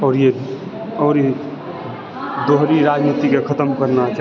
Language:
Maithili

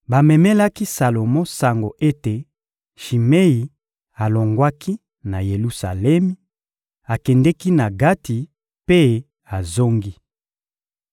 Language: Lingala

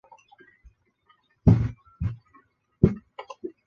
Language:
Chinese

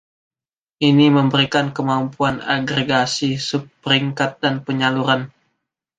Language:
Indonesian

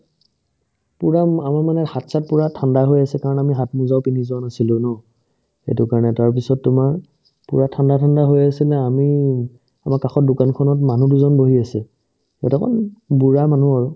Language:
Assamese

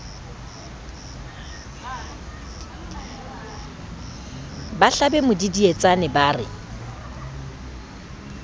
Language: Southern Sotho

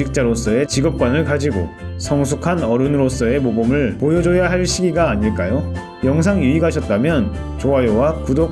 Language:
Korean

